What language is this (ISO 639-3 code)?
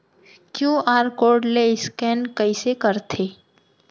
hne